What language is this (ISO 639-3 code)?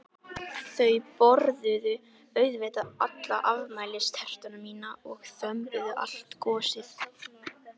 isl